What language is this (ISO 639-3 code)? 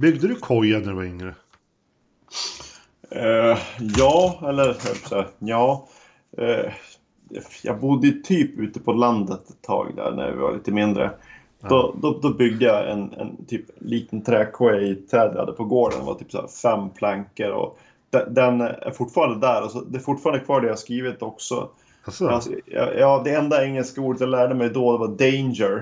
swe